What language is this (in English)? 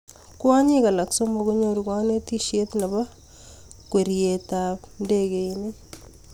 Kalenjin